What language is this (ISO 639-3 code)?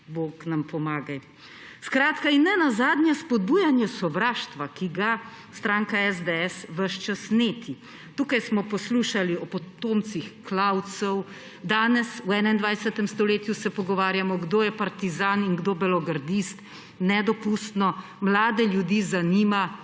slv